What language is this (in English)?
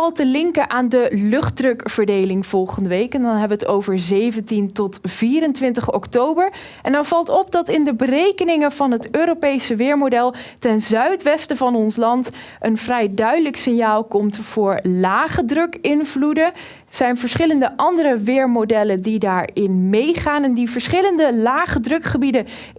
Dutch